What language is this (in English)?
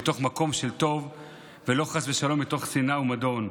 Hebrew